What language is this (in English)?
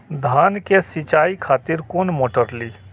Maithili